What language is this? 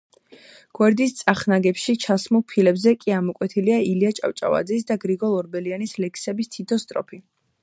Georgian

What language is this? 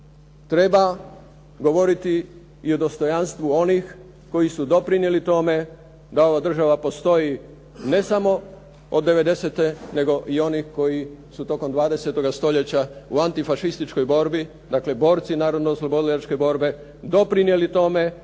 Croatian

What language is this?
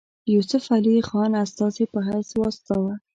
Pashto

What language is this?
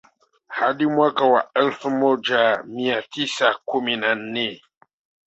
Swahili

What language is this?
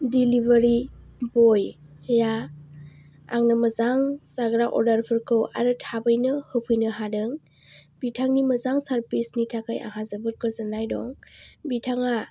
Bodo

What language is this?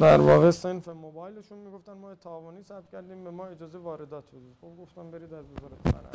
Persian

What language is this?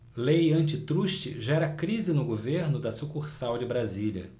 Portuguese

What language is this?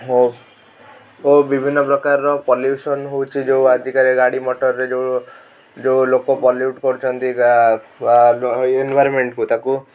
Odia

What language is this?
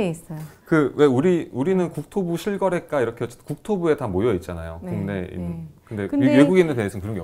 Korean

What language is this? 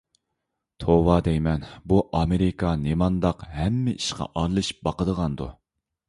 Uyghur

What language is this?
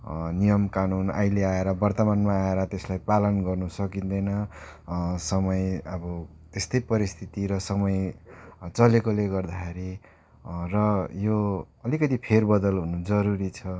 Nepali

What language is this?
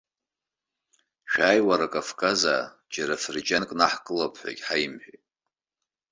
Abkhazian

